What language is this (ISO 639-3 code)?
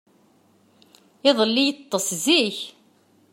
kab